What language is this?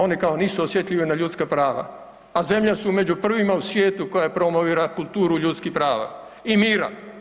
Croatian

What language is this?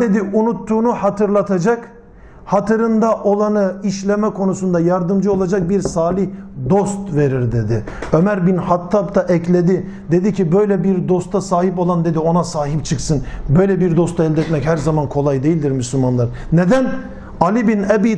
Turkish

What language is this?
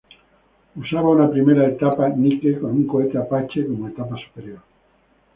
Spanish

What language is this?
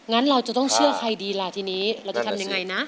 Thai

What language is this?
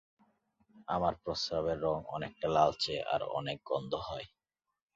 Bangla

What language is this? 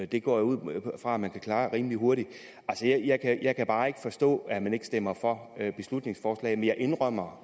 Danish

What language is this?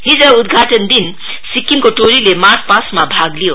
Nepali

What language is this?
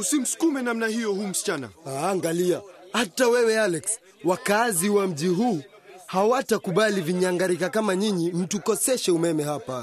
Swahili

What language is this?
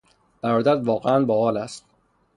Persian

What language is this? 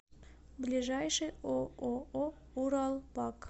Russian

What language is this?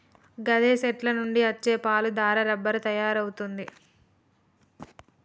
Telugu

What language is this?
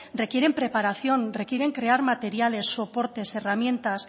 Spanish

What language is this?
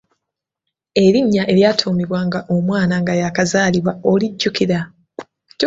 Ganda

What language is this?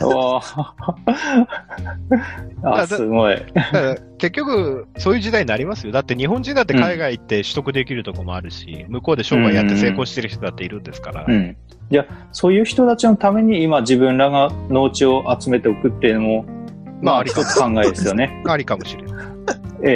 Japanese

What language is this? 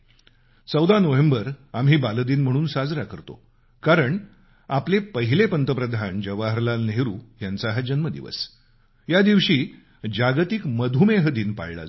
Marathi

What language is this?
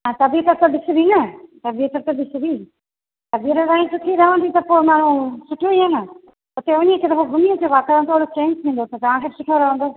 Sindhi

